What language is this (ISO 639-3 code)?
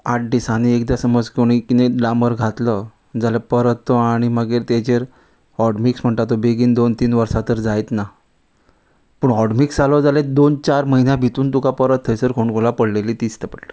kok